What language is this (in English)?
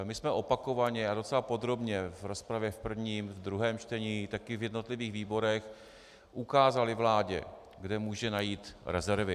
Czech